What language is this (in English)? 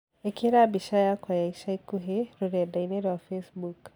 Kikuyu